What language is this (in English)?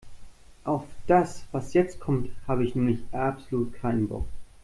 German